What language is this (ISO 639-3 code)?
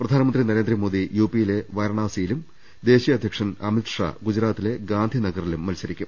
mal